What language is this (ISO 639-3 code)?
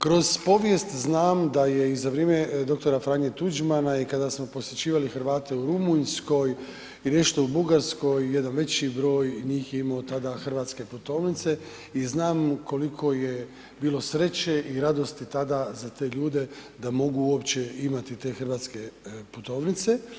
hrv